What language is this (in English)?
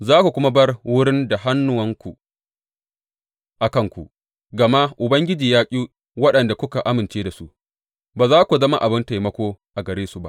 Hausa